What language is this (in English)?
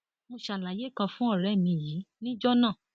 Yoruba